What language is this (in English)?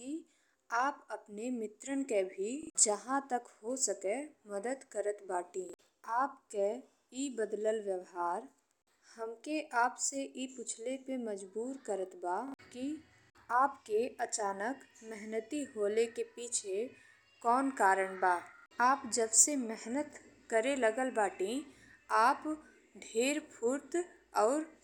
Bhojpuri